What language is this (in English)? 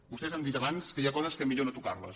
Catalan